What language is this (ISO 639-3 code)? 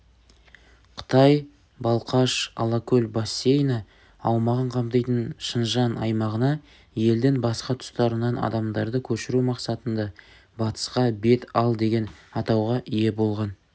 kaz